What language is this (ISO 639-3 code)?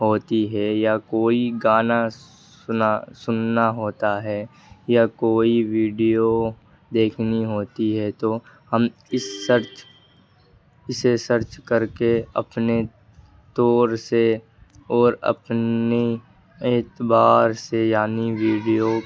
urd